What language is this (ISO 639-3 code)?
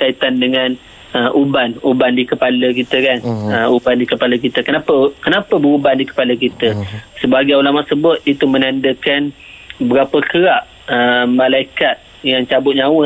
msa